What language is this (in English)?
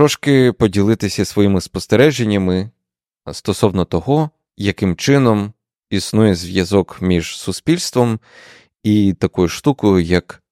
Ukrainian